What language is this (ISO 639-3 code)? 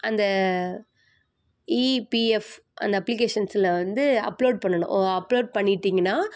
tam